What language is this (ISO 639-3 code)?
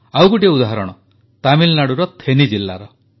ori